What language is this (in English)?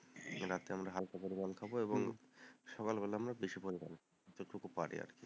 Bangla